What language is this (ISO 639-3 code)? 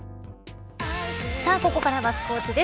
jpn